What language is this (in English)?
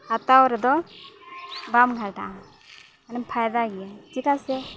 Santali